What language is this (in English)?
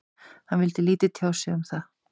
Icelandic